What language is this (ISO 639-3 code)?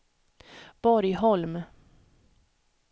swe